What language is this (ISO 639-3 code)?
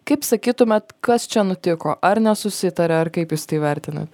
lit